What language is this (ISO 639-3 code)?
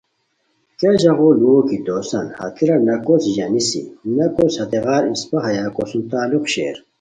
khw